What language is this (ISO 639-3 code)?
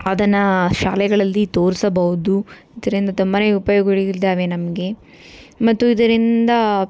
kan